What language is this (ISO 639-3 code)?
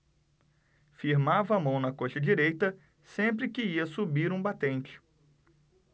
por